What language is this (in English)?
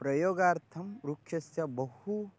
Sanskrit